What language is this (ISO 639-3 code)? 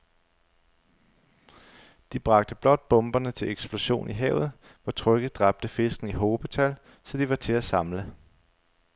dan